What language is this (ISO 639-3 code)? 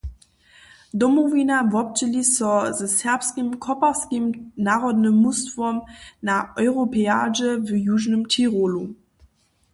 hsb